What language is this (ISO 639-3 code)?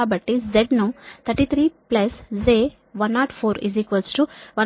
tel